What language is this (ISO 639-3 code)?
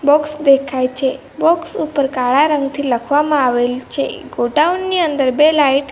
guj